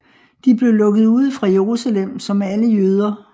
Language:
Danish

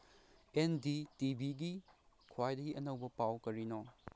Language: Manipuri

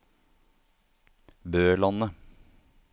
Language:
Norwegian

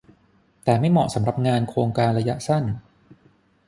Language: Thai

